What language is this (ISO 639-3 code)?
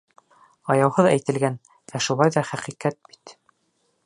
bak